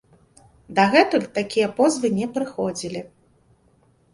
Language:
Belarusian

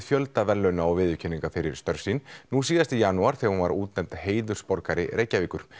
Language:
Icelandic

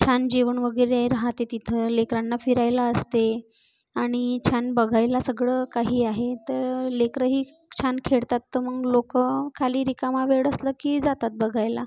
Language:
Marathi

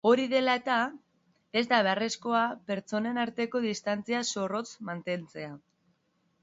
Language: Basque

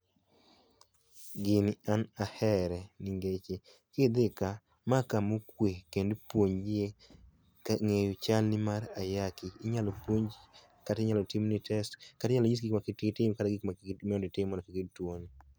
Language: Luo (Kenya and Tanzania)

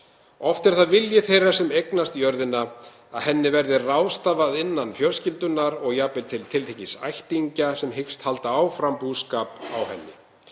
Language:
Icelandic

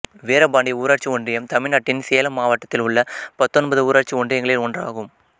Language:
Tamil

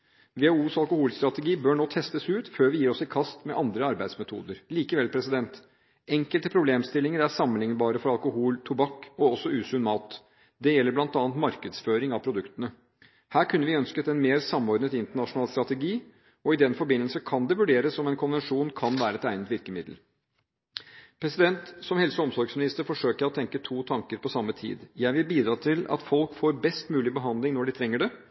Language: Norwegian Bokmål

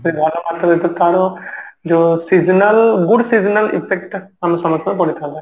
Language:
Odia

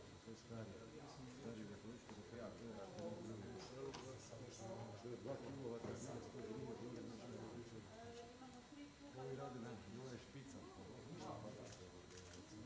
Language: Croatian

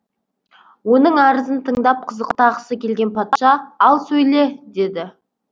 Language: Kazakh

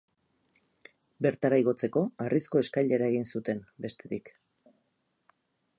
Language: Basque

